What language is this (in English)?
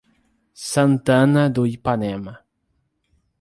Portuguese